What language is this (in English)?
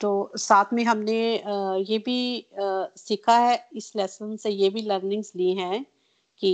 Hindi